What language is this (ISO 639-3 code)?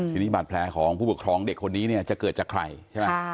tha